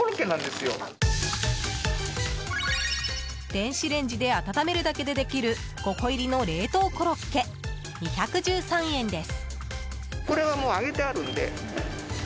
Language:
Japanese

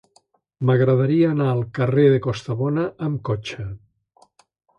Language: Catalan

